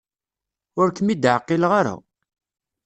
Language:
Kabyle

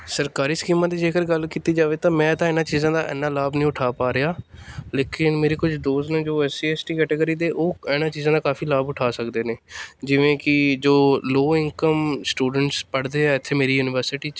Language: Punjabi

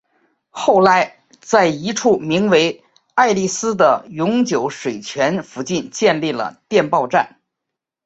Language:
Chinese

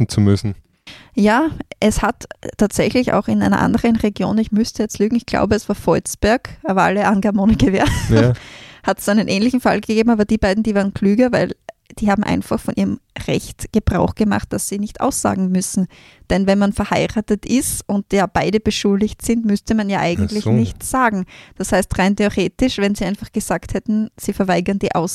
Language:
German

